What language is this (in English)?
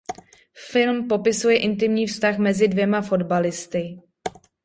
Czech